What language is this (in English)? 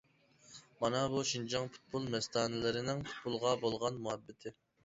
Uyghur